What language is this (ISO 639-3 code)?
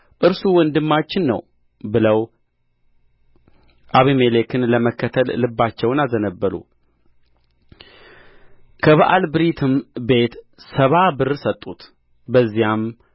amh